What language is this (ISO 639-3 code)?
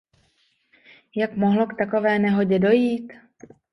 ces